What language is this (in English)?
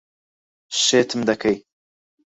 Central Kurdish